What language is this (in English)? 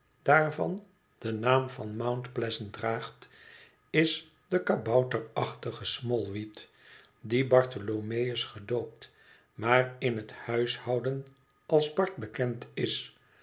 Dutch